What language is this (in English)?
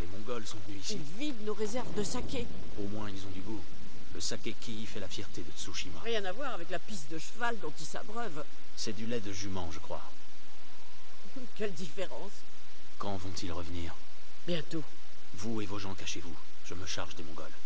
French